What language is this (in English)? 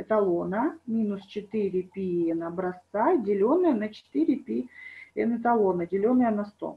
Russian